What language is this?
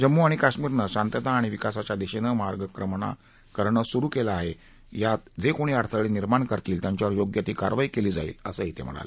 Marathi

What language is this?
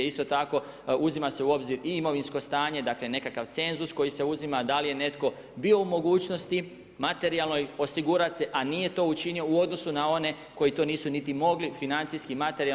Croatian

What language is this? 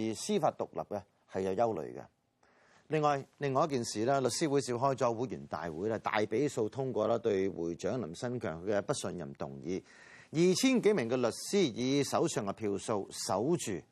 Chinese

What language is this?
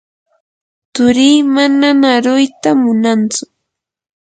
Yanahuanca Pasco Quechua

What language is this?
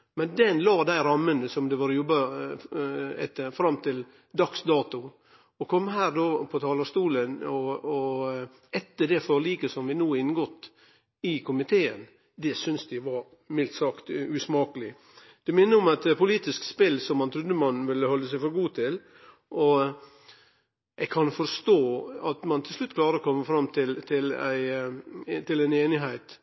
Norwegian Nynorsk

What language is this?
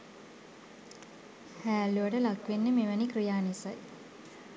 Sinhala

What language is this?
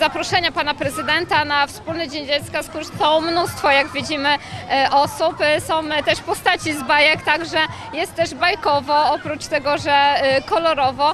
Polish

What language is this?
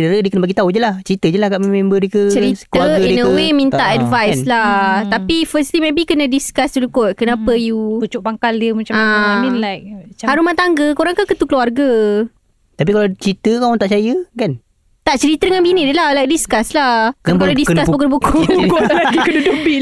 Malay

